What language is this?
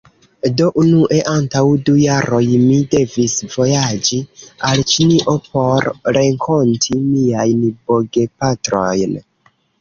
Esperanto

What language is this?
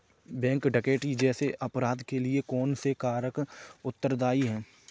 Hindi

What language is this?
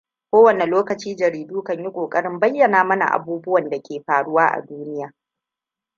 Hausa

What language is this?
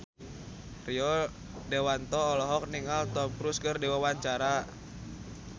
Sundanese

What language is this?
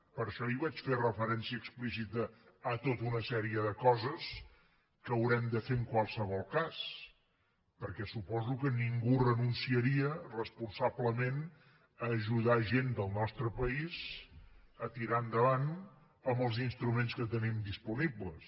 Catalan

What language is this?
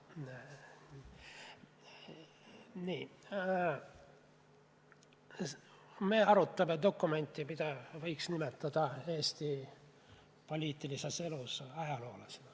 Estonian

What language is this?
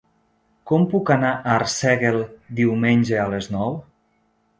Catalan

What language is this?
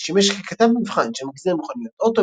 Hebrew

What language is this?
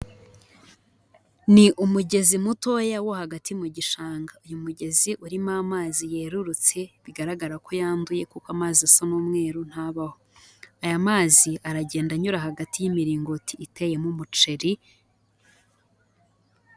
Kinyarwanda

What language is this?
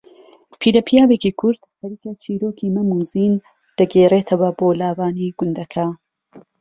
Central Kurdish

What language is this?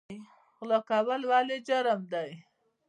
Pashto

